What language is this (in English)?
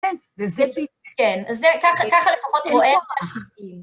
Hebrew